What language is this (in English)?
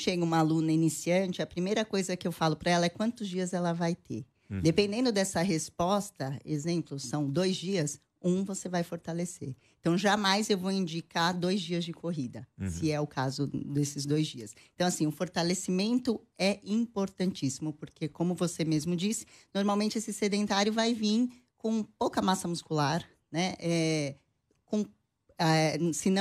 Portuguese